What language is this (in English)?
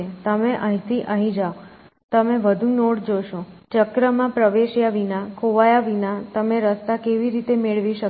Gujarati